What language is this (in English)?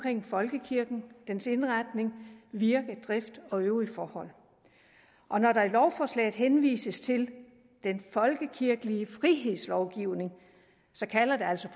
Danish